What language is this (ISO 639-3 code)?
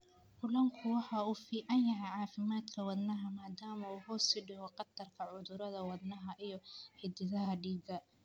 som